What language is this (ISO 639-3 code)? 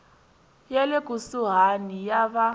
tso